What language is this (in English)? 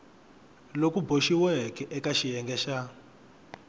Tsonga